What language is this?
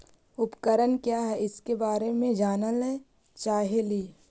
Magahi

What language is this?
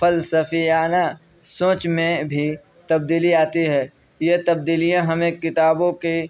Urdu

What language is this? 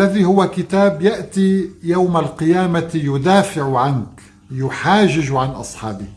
Arabic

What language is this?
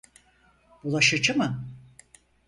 Turkish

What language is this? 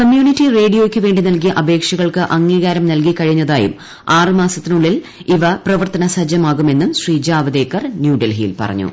Malayalam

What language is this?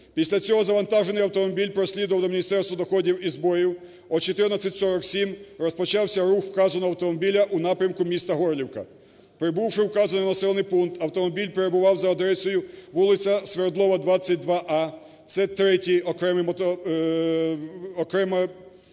Ukrainian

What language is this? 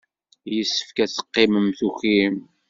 Kabyle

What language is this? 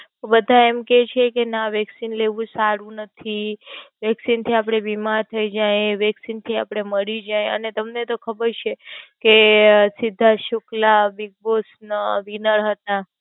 Gujarati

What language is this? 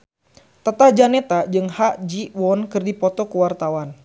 Sundanese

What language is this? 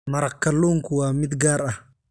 Somali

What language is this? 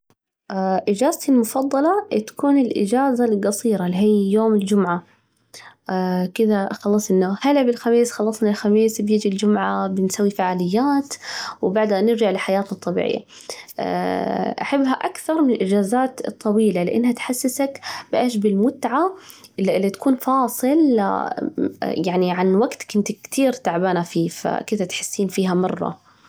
Najdi Arabic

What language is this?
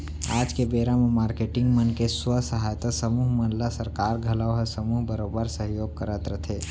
Chhattisgarhi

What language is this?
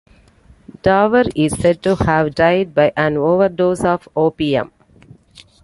English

